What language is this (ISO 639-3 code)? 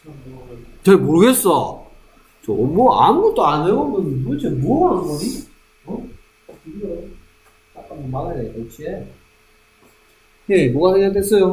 kor